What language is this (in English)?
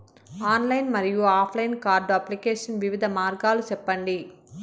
Telugu